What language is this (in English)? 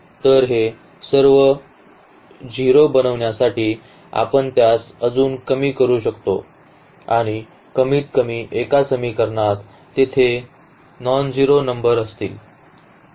Marathi